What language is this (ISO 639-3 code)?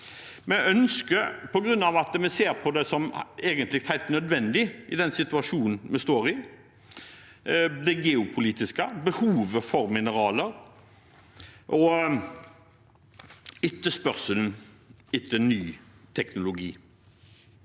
nor